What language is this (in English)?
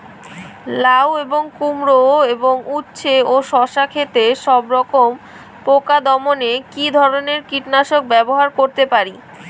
Bangla